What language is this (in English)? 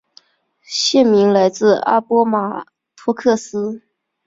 Chinese